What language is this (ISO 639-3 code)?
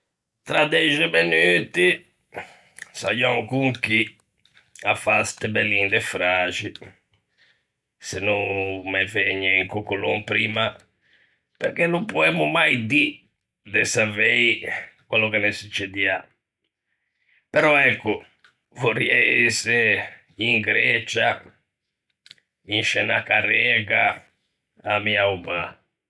lij